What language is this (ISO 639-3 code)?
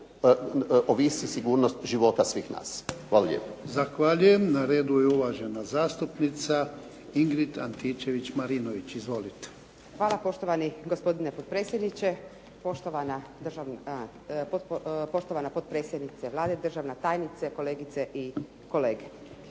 hrv